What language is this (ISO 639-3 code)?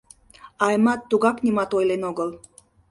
chm